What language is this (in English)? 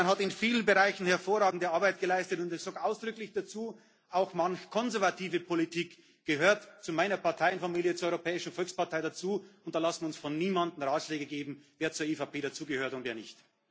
German